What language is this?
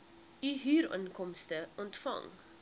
Afrikaans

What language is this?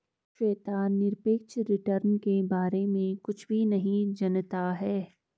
Hindi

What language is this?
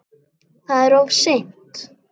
Icelandic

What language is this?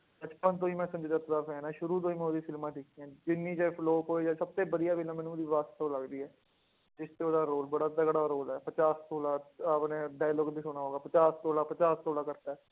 Punjabi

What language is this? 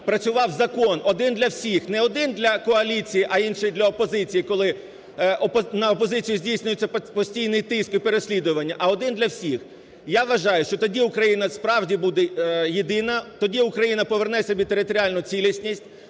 Ukrainian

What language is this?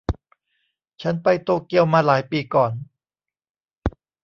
Thai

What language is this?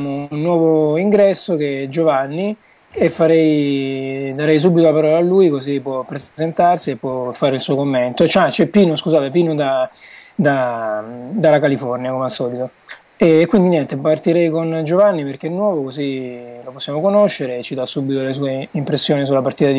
Italian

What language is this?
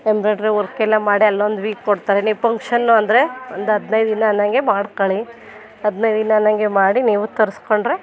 Kannada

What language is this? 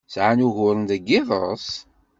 Kabyle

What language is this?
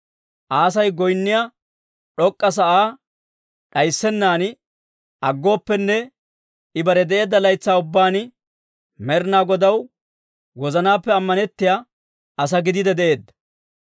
Dawro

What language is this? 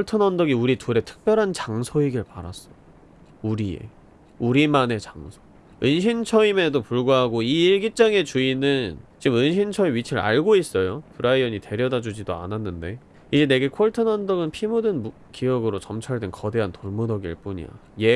Korean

